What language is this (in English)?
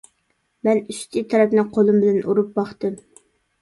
Uyghur